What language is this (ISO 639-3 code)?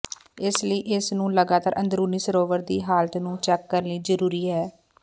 pan